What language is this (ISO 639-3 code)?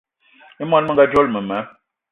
eto